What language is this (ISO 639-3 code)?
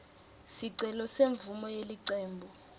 ssw